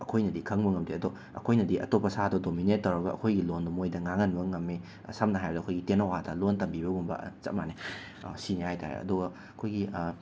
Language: Manipuri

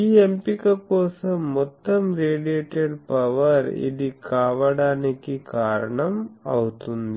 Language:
Telugu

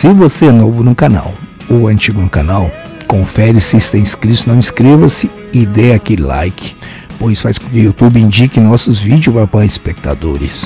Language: Portuguese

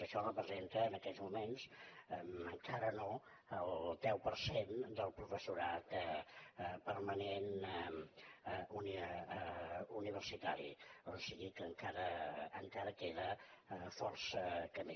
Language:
Catalan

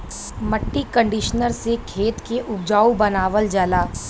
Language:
Bhojpuri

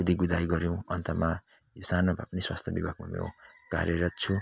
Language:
Nepali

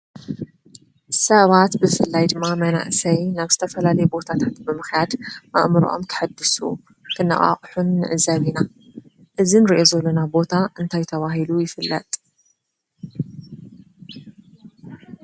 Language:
Tigrinya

